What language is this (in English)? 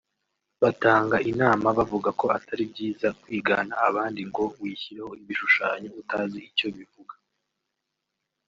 Kinyarwanda